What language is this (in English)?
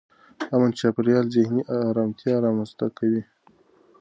Pashto